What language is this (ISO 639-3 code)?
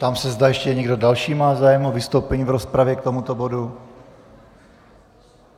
ces